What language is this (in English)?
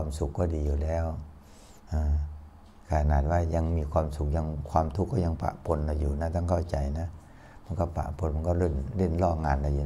Thai